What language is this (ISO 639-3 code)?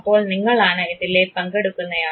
mal